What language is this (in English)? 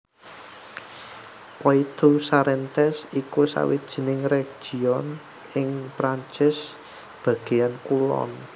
Javanese